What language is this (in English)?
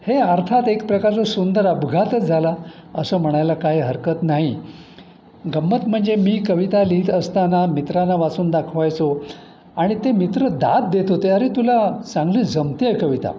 Marathi